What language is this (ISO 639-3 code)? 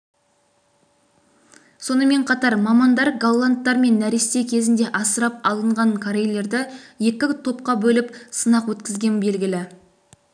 kaz